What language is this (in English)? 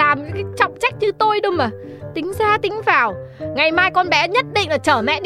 Vietnamese